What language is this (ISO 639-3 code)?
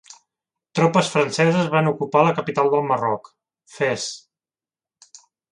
cat